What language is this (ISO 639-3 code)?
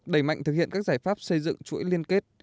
vie